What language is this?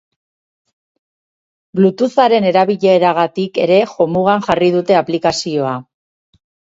Basque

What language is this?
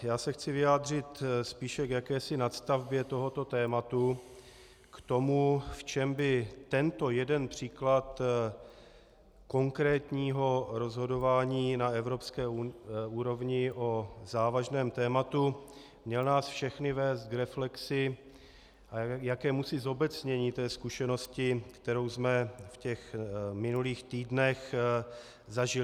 Czech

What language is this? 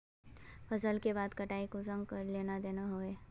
Magahi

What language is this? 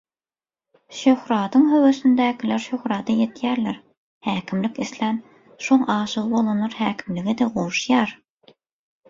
Turkmen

